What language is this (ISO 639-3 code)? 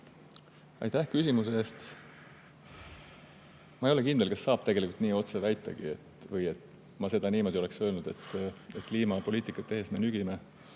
est